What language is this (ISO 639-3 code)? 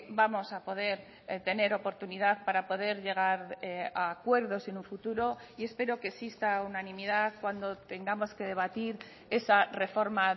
spa